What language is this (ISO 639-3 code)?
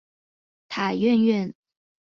zho